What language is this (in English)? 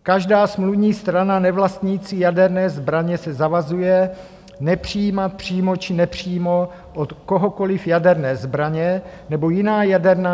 Czech